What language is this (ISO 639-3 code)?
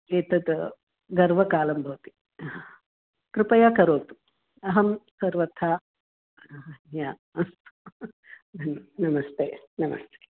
san